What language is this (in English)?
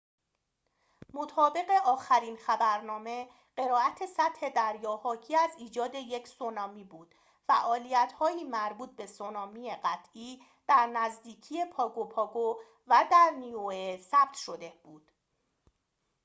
Persian